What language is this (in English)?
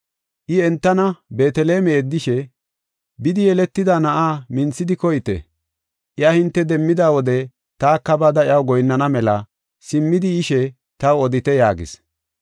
Gofa